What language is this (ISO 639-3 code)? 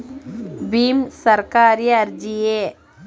kan